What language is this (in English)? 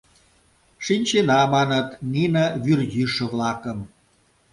Mari